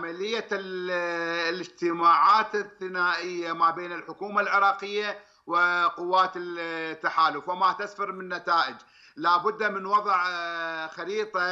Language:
Arabic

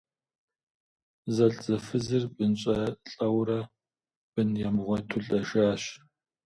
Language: Kabardian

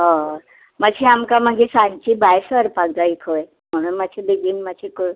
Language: Konkani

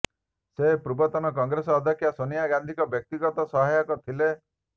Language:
Odia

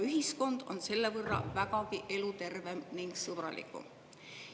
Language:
Estonian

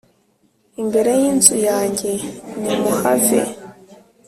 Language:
Kinyarwanda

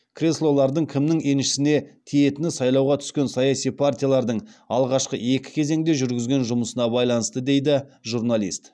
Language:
Kazakh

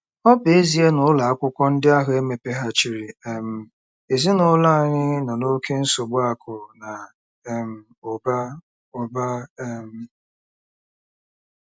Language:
Igbo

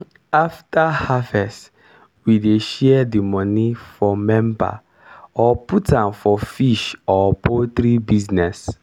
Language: Nigerian Pidgin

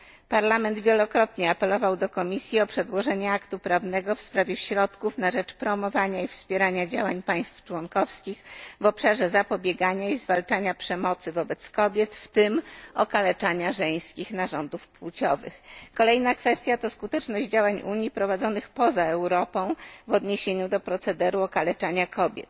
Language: Polish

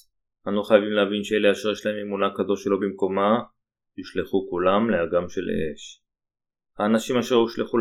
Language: Hebrew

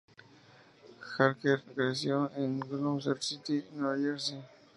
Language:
Spanish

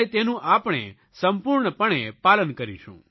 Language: Gujarati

